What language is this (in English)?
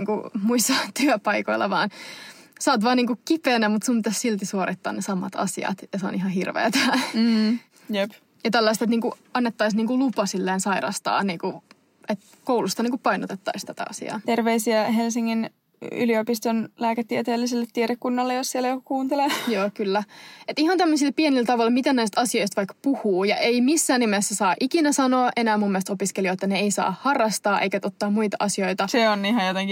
Finnish